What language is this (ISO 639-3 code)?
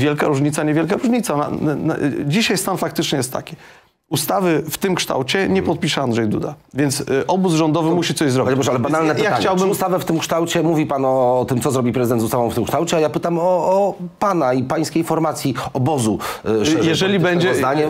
pol